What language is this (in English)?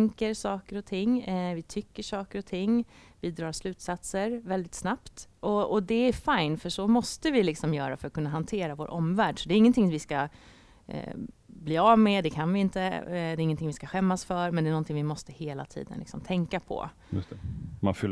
Swedish